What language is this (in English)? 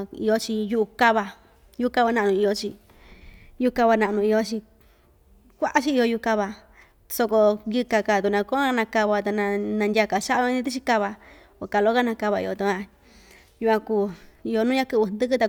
Ixtayutla Mixtec